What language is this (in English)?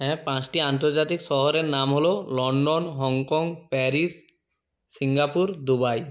Bangla